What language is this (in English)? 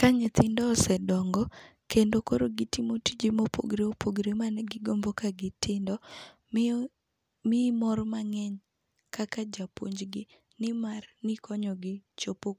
Luo (Kenya and Tanzania)